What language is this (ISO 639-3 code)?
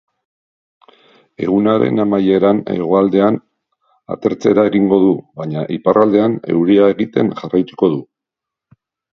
eus